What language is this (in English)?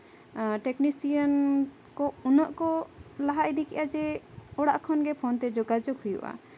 Santali